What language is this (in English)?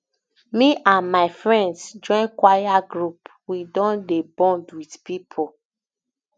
Nigerian Pidgin